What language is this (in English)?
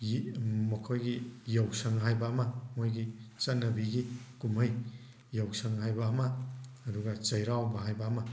Manipuri